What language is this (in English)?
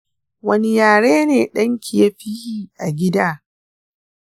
Hausa